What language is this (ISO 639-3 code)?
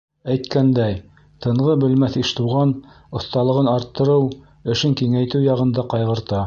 bak